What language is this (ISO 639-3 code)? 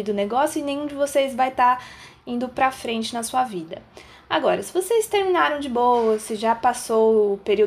por